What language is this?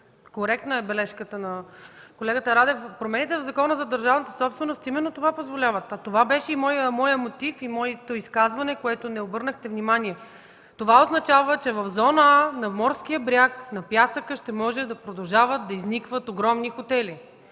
Bulgarian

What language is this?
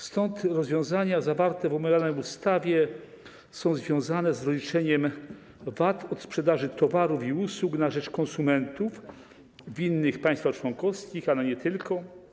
Polish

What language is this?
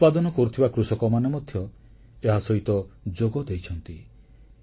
Odia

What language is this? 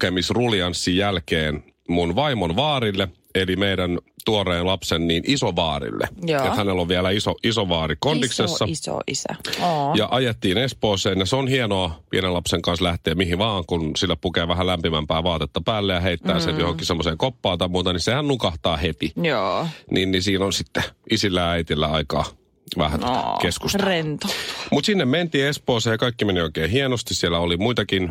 Finnish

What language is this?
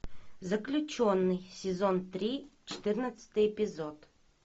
Russian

